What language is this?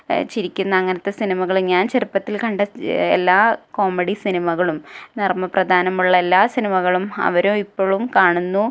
Malayalam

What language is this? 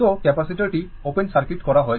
Bangla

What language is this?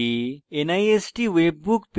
Bangla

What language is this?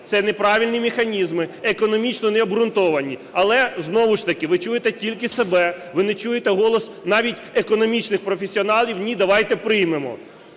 Ukrainian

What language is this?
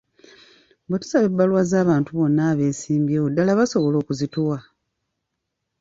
Ganda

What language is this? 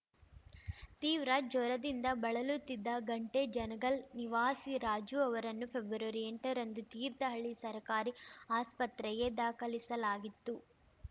Kannada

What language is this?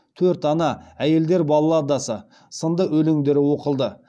Kazakh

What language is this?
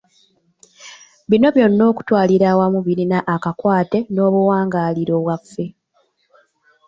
Ganda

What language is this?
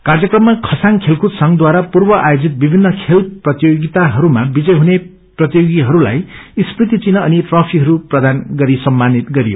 Nepali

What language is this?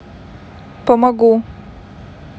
Russian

